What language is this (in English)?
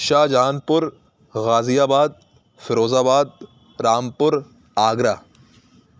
Urdu